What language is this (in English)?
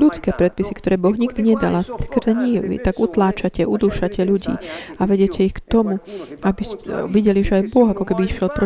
Slovak